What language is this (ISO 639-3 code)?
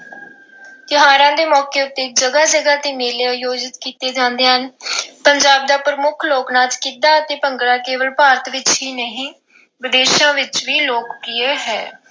pan